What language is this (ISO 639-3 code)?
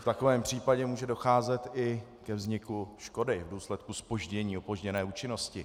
ces